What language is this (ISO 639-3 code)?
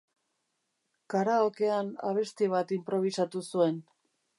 eus